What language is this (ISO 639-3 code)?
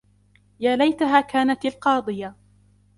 ara